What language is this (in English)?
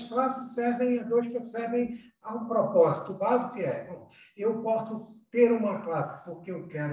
Portuguese